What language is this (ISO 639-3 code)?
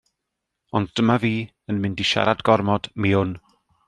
cym